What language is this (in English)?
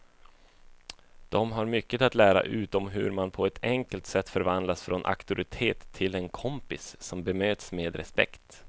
Swedish